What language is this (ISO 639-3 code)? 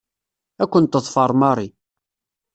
kab